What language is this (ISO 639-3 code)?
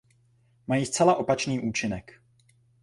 ces